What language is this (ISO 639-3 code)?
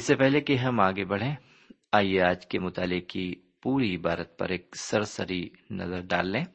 urd